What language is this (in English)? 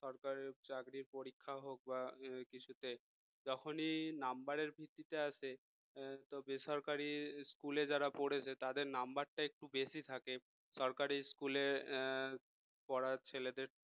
Bangla